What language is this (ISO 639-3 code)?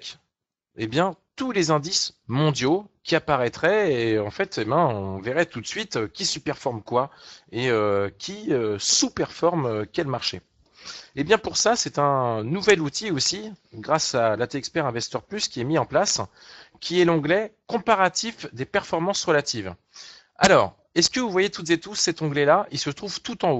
fra